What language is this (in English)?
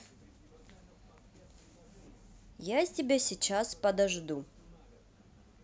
Russian